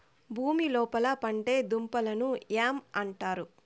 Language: Telugu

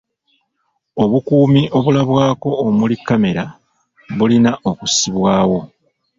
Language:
Ganda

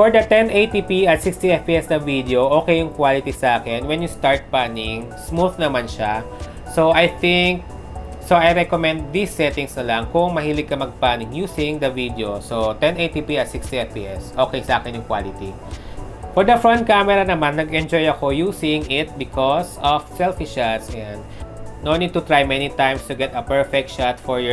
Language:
Filipino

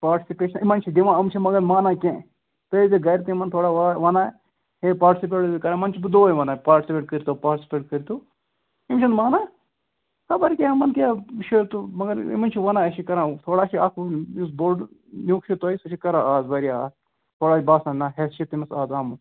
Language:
Kashmiri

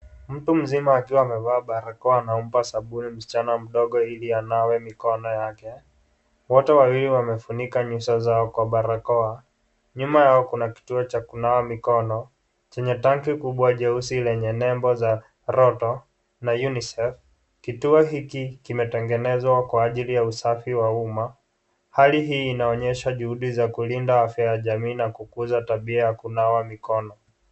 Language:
Swahili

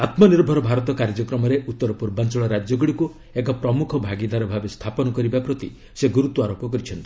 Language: Odia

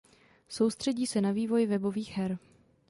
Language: Czech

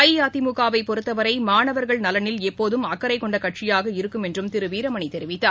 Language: Tamil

